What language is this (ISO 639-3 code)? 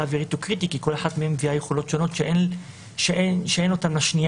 heb